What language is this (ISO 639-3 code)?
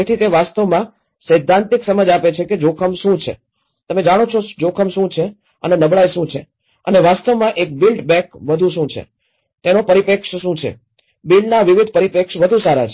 guj